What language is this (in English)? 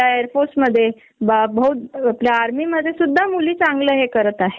Marathi